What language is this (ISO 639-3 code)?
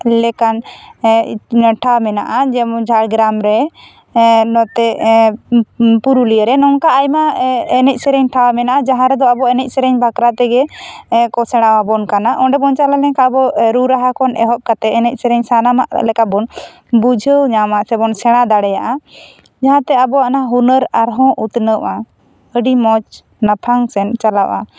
sat